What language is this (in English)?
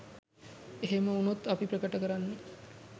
Sinhala